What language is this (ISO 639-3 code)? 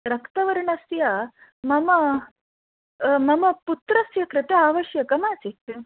san